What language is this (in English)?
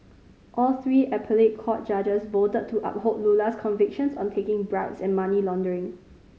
English